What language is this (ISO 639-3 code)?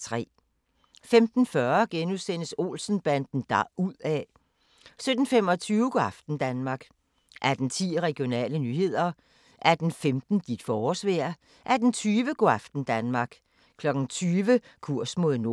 dan